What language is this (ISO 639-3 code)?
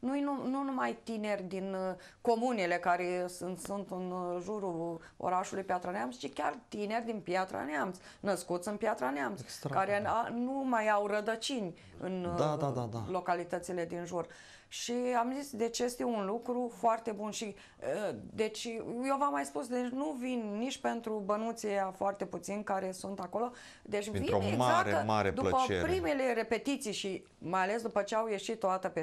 ron